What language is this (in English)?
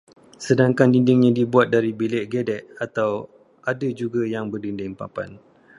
Malay